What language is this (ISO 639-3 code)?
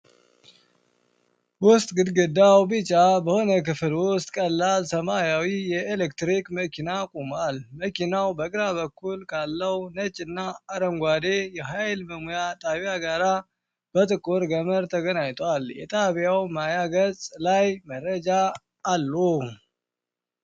amh